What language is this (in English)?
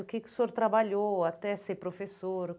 Portuguese